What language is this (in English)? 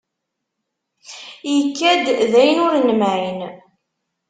Kabyle